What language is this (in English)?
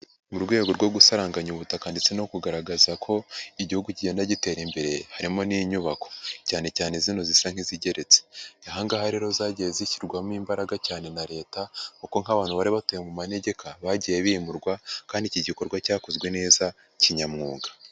Kinyarwanda